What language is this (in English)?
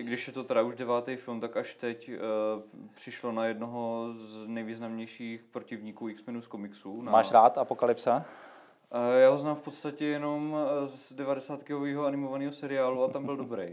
Czech